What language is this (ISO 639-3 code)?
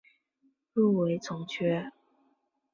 zho